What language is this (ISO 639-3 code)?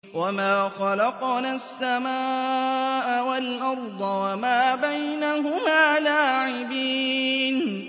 ara